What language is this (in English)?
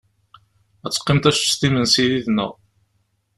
Kabyle